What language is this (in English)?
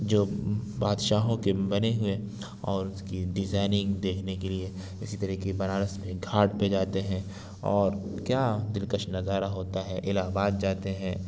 Urdu